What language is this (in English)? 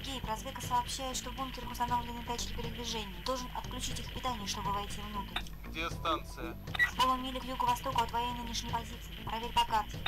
Russian